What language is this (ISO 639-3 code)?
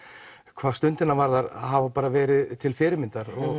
isl